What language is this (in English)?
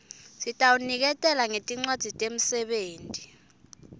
Swati